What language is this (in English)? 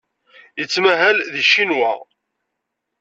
Kabyle